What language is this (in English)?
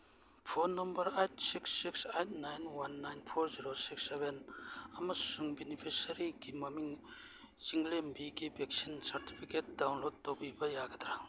Manipuri